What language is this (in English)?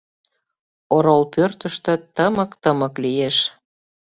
Mari